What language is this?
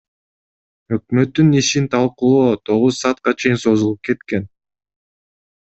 Kyrgyz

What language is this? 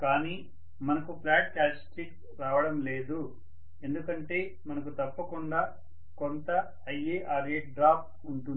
Telugu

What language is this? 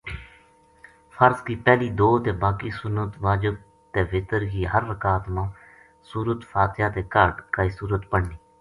Gujari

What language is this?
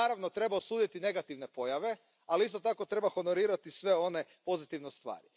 Croatian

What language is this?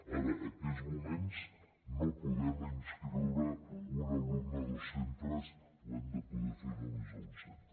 Catalan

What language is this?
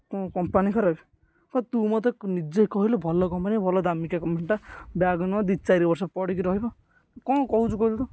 Odia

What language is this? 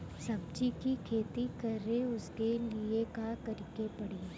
Bhojpuri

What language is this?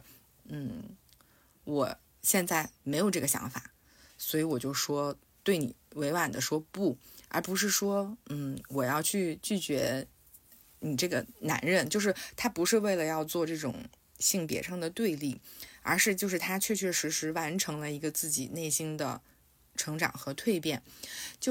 Chinese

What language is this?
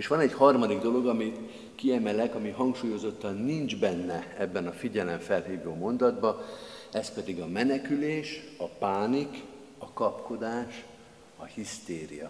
Hungarian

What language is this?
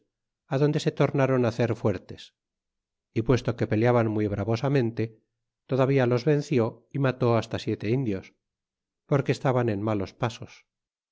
Spanish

